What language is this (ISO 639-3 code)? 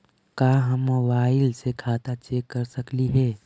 mag